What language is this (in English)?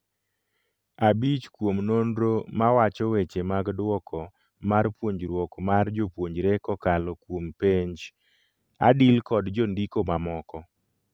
Luo (Kenya and Tanzania)